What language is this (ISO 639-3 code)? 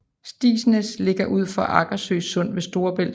dan